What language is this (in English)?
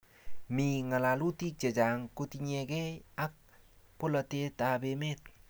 Kalenjin